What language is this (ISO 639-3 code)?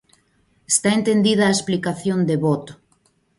glg